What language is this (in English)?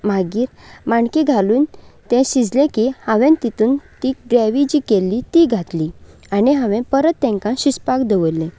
Konkani